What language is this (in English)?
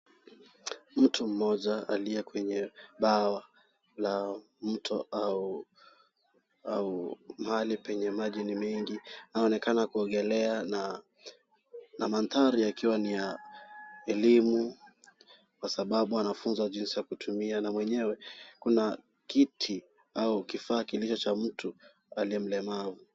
Swahili